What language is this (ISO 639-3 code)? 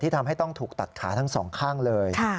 tha